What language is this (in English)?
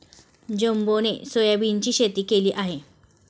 Marathi